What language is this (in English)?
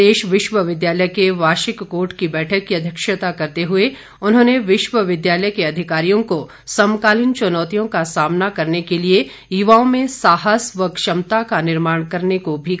Hindi